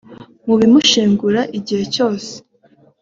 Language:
Kinyarwanda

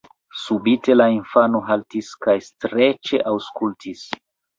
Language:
Esperanto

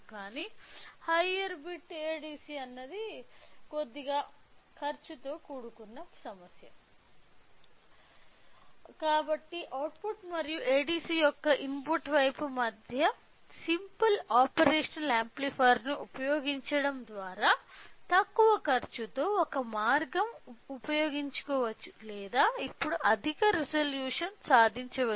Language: Telugu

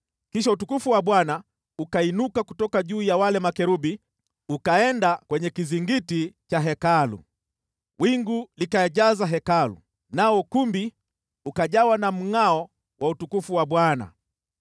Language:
Swahili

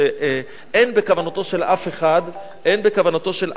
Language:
Hebrew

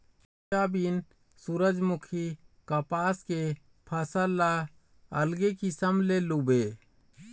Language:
Chhattisgarhi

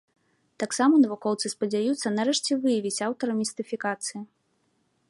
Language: Belarusian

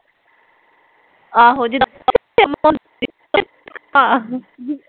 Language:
Punjabi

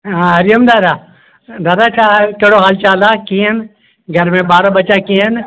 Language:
Sindhi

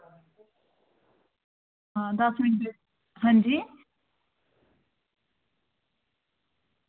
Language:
Dogri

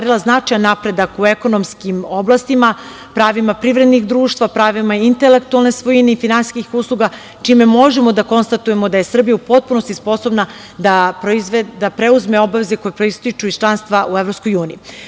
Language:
Serbian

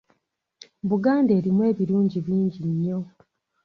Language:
Ganda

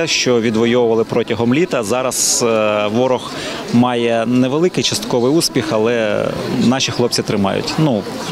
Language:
Ukrainian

